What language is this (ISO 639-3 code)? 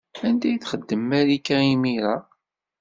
kab